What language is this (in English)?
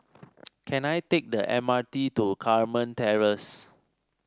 English